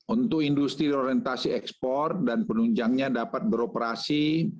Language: Indonesian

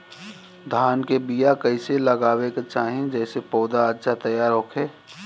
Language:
Bhojpuri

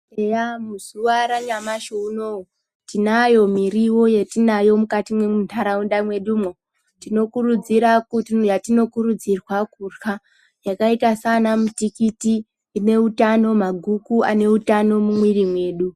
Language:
Ndau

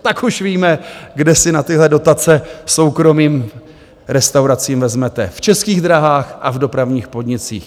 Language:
Czech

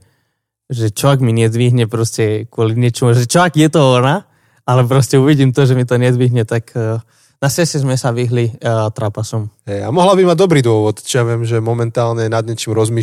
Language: Slovak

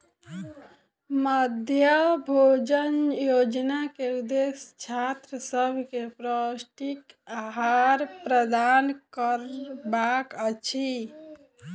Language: Maithili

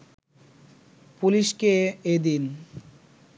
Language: Bangla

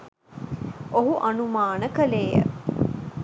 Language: Sinhala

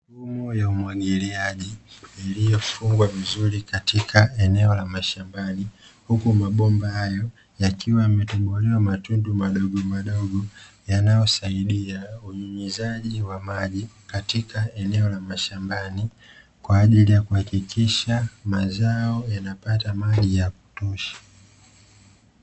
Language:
Swahili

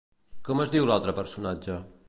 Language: Catalan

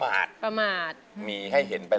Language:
Thai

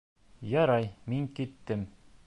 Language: Bashkir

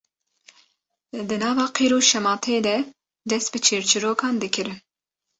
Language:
Kurdish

